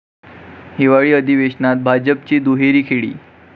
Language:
Marathi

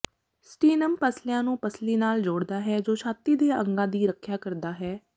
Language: Punjabi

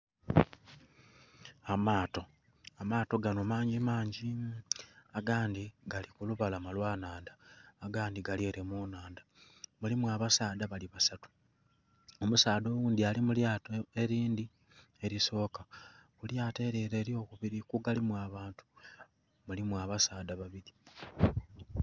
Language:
Soga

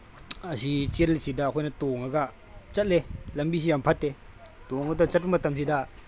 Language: Manipuri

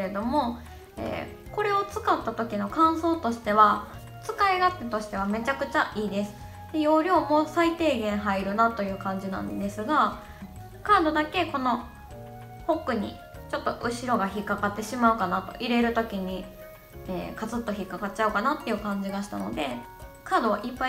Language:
Japanese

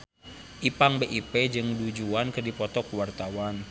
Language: Sundanese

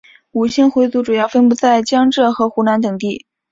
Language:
Chinese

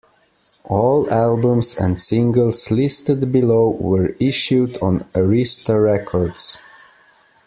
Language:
English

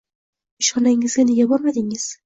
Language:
Uzbek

